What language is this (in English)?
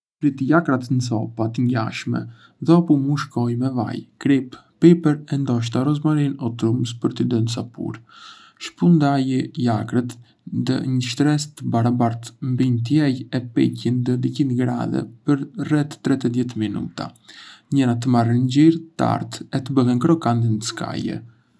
Arbëreshë Albanian